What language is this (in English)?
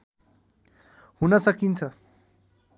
Nepali